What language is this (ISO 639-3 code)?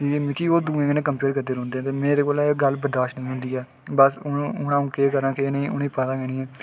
doi